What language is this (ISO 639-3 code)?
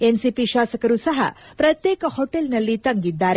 kan